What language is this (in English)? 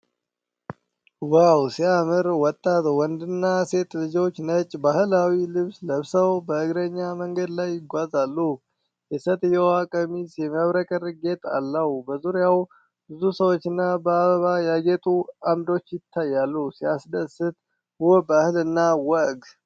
Amharic